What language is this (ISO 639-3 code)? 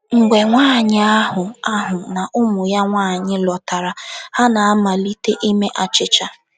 ibo